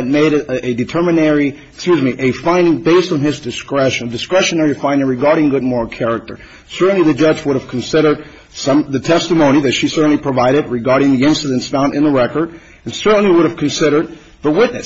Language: English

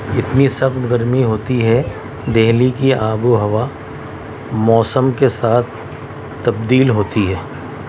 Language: Urdu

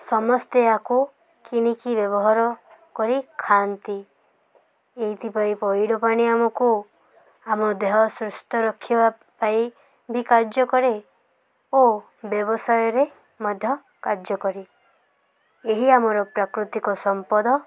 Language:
Odia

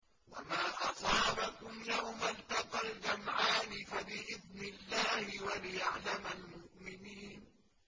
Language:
Arabic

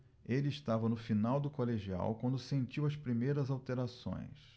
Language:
Portuguese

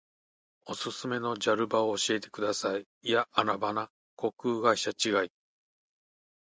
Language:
Japanese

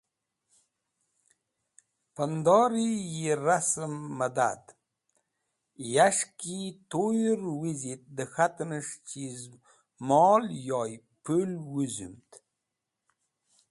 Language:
Wakhi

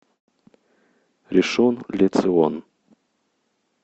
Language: Russian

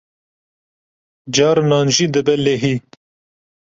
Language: Kurdish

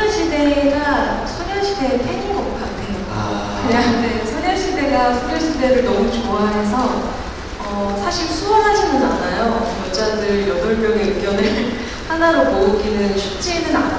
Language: Korean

